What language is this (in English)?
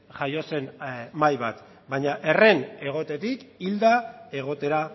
Basque